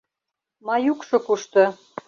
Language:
Mari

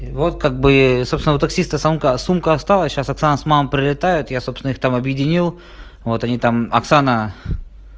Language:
Russian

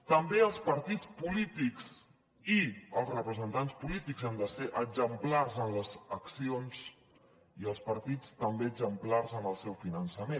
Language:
Catalan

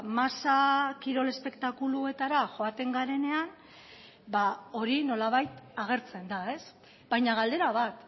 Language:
Basque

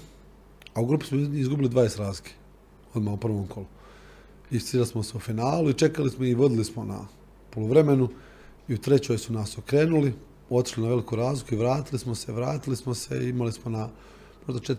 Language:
Croatian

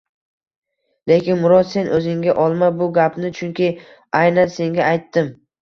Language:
Uzbek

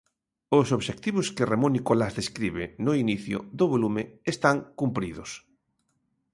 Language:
Galician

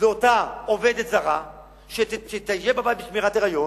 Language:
Hebrew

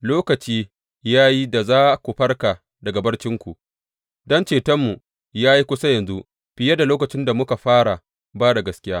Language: Hausa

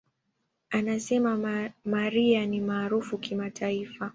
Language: Swahili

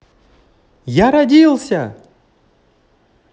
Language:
Russian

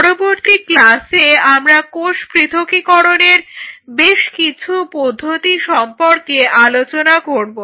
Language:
Bangla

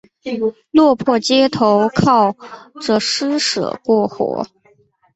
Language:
Chinese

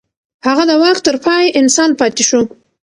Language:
Pashto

